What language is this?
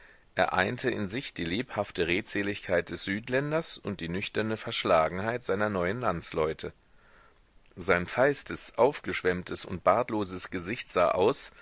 German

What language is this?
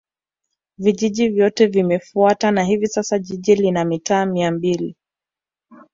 Swahili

